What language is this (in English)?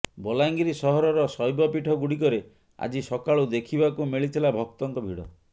Odia